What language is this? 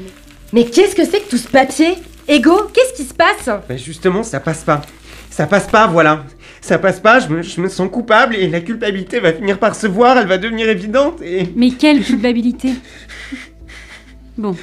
French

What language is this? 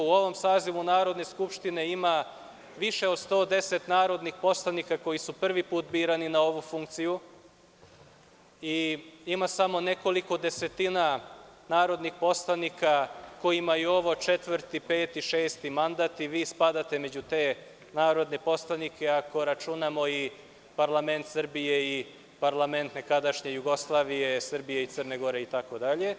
Serbian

